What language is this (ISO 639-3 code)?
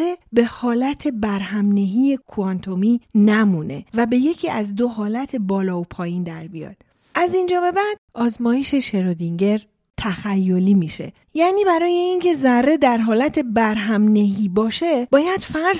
fas